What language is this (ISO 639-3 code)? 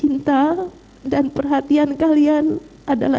ind